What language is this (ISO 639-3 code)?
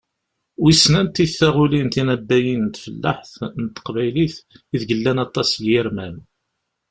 kab